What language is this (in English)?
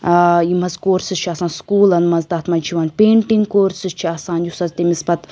Kashmiri